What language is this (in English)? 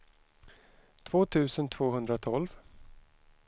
Swedish